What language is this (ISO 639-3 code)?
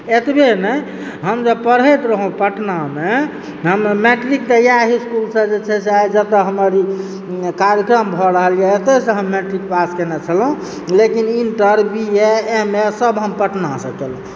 mai